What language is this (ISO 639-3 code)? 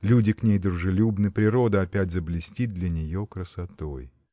rus